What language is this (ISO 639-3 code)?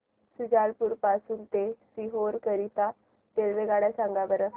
mar